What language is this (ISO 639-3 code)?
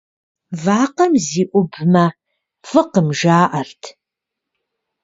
kbd